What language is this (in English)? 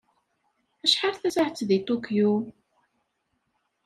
Kabyle